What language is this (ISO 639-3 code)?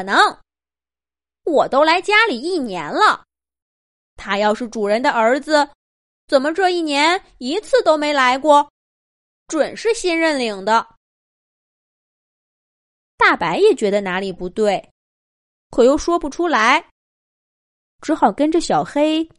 zho